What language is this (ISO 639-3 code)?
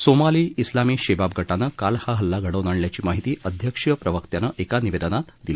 mar